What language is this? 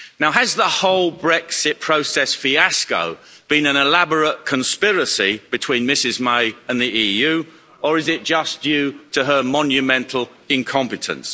English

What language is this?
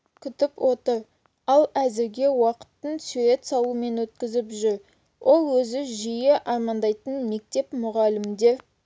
Kazakh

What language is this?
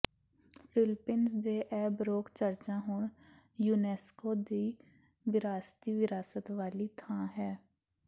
Punjabi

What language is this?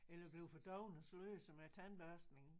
Danish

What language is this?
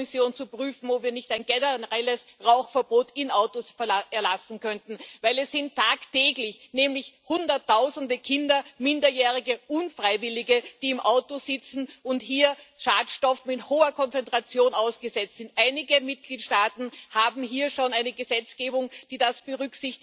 German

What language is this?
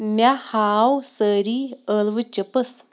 Kashmiri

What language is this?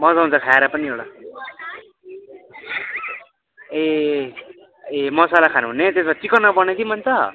Nepali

